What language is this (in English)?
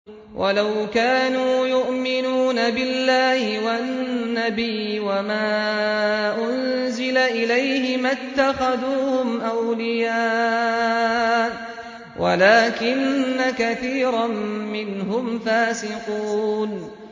Arabic